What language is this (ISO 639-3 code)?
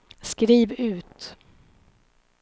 swe